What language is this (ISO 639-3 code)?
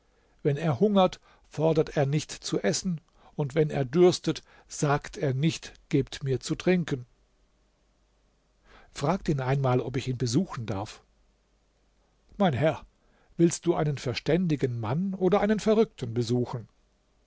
deu